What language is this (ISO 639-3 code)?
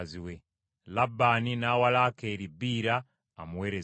lug